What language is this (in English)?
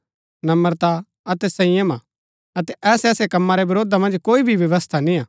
Gaddi